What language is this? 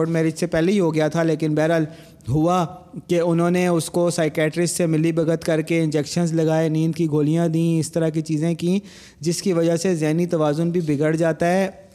Urdu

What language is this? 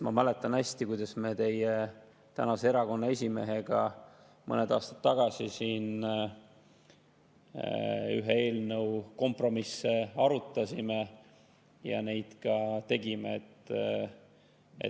Estonian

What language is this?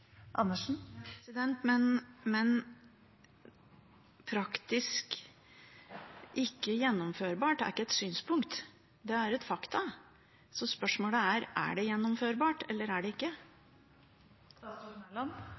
Norwegian Nynorsk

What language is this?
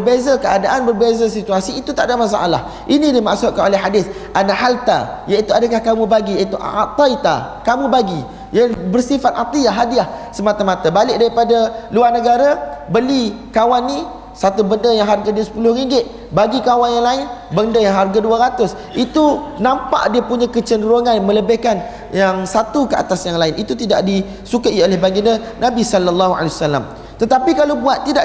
Malay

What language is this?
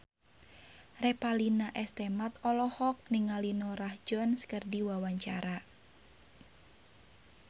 Sundanese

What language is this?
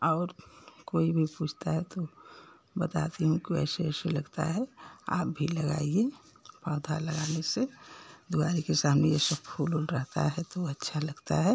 Hindi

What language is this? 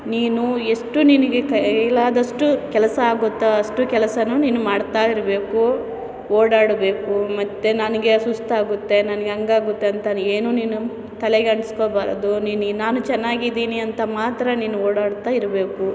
Kannada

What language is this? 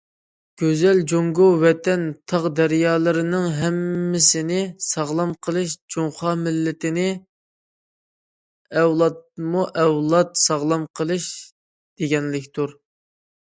Uyghur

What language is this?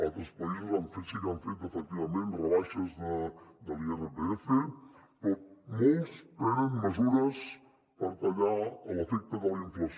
Catalan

